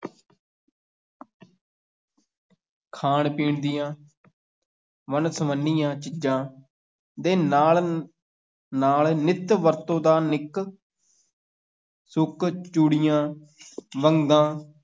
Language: Punjabi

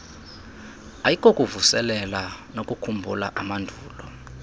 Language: Xhosa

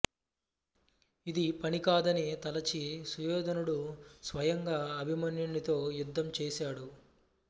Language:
Telugu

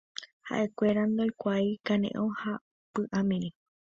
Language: Guarani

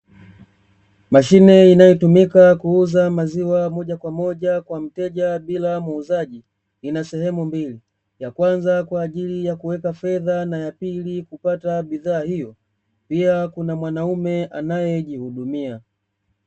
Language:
Swahili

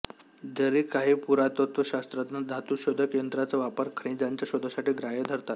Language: Marathi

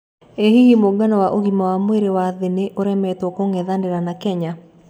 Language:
Kikuyu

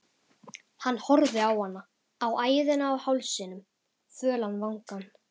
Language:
Icelandic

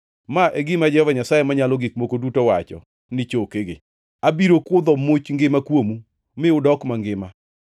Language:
Luo (Kenya and Tanzania)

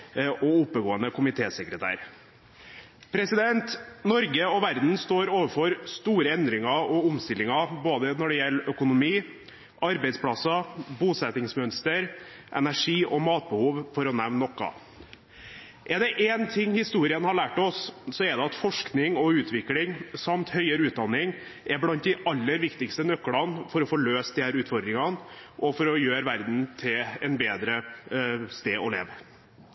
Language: Norwegian Bokmål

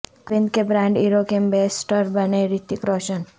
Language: Urdu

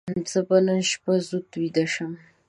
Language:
Pashto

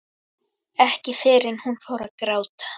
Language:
Icelandic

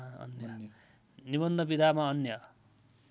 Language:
Nepali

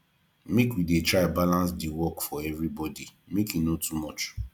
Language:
Nigerian Pidgin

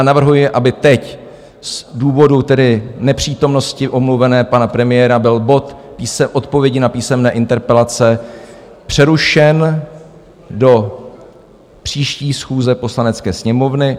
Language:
Czech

